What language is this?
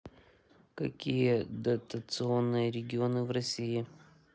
Russian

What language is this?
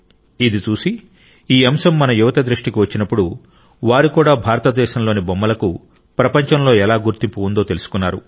Telugu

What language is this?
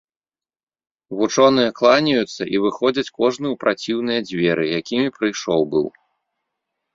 Belarusian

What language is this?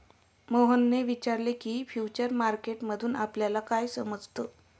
Marathi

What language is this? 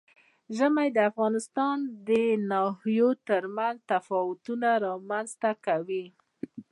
Pashto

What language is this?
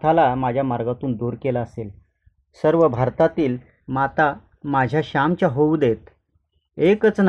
Marathi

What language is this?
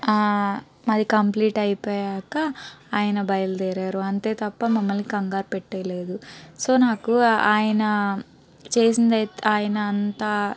Telugu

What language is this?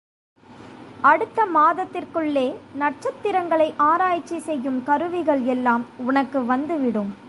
Tamil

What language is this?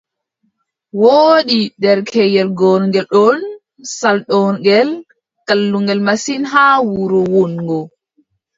Adamawa Fulfulde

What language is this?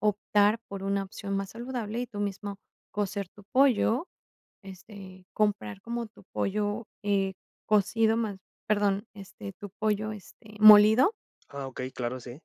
Spanish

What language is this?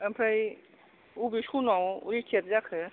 Bodo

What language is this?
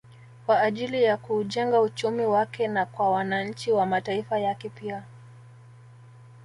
Swahili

